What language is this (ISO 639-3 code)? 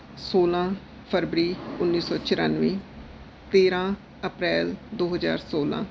pan